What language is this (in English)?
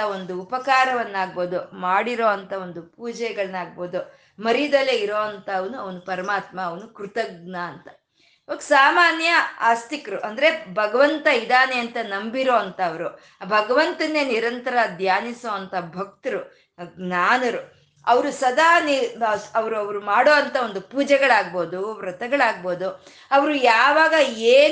Kannada